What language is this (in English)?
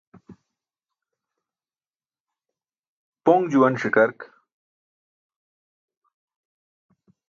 Burushaski